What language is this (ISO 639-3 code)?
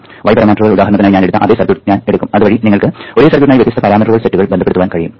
mal